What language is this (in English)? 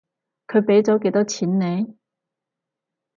Cantonese